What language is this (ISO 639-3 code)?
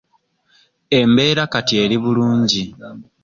lug